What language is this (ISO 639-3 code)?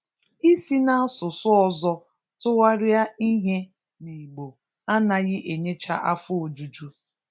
ibo